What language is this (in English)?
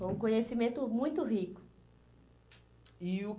Portuguese